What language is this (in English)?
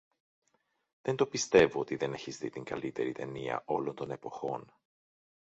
Greek